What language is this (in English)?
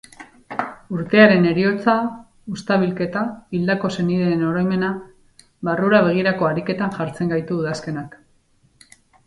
Basque